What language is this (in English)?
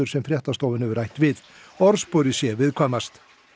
Icelandic